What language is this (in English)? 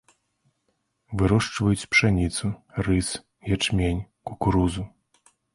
Belarusian